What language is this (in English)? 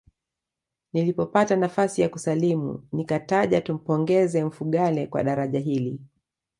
Swahili